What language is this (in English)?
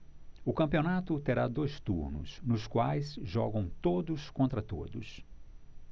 Portuguese